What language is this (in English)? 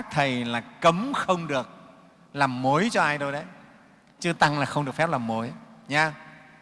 Vietnamese